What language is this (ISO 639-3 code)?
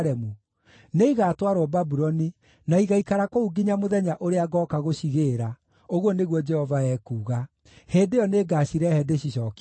kik